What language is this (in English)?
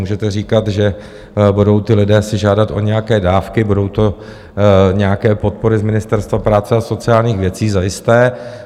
Czech